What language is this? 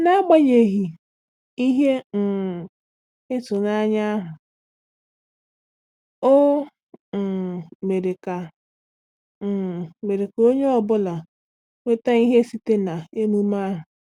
Igbo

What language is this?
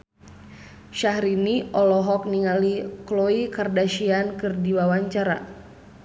Sundanese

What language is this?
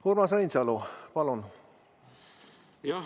Estonian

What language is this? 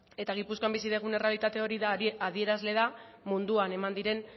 Basque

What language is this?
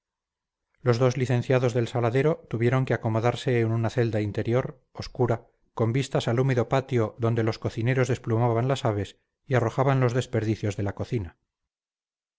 Spanish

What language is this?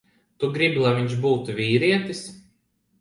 Latvian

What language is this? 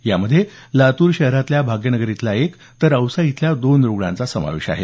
Marathi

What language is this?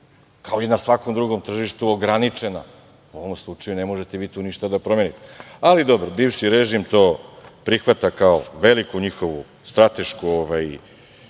Serbian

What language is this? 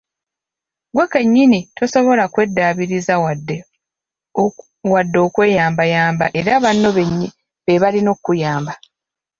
Ganda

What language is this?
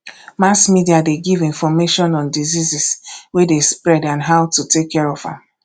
Nigerian Pidgin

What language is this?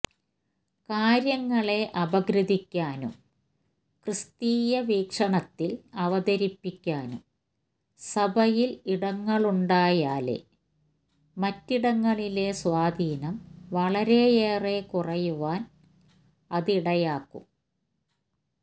Malayalam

